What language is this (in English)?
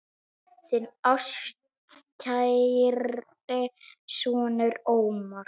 Icelandic